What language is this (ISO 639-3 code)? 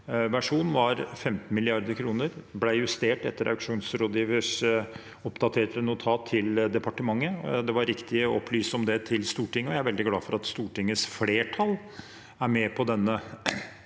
nor